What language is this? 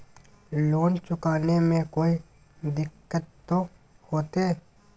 Magahi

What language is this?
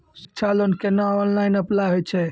Maithili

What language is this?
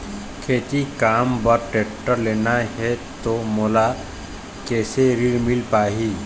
Chhattisgarhi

